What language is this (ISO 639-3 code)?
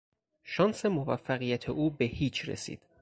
fas